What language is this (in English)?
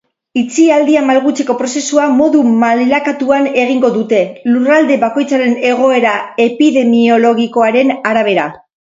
Basque